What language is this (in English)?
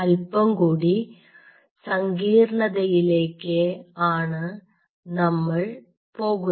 Malayalam